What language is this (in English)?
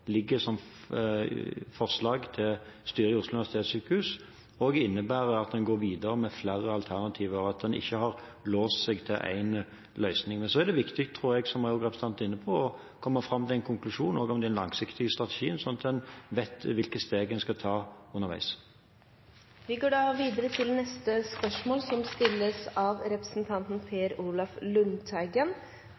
Norwegian